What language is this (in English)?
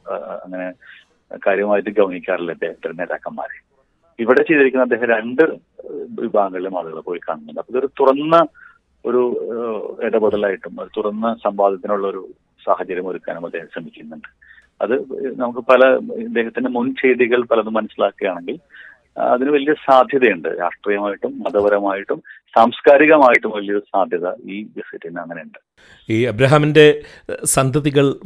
Malayalam